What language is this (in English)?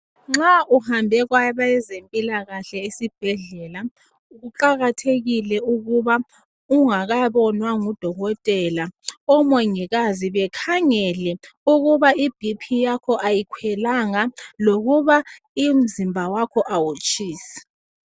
North Ndebele